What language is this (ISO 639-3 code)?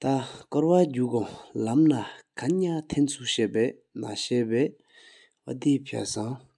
sip